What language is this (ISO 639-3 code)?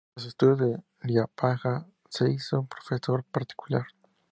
spa